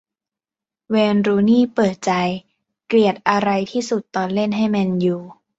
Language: Thai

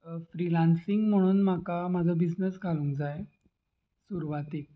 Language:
Konkani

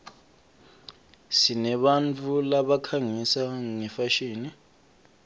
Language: Swati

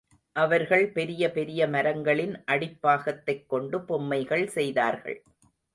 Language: Tamil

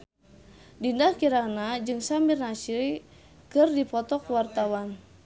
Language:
Sundanese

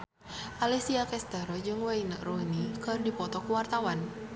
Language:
Sundanese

